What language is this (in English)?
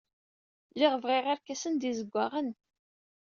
Kabyle